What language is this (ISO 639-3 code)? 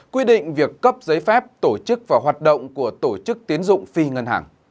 vie